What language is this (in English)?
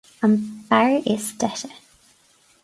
Irish